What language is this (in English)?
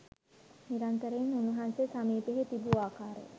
Sinhala